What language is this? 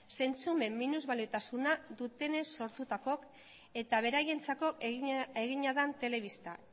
Basque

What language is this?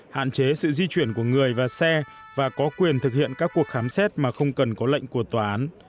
Vietnamese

